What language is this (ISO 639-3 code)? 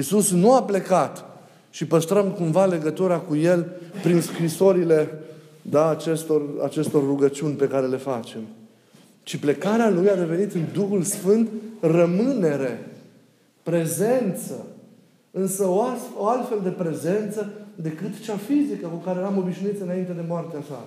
ron